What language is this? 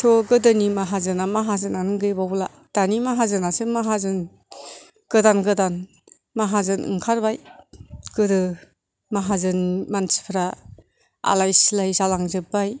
Bodo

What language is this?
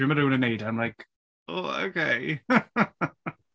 Welsh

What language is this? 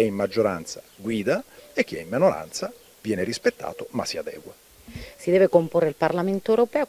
Italian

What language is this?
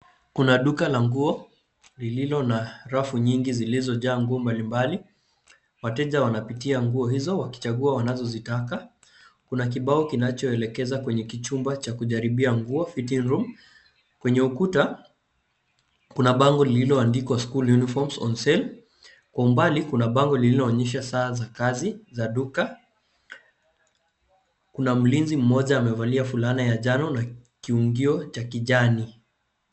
Swahili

